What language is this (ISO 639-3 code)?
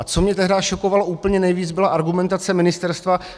ces